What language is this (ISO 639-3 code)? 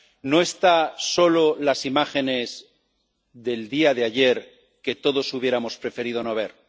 spa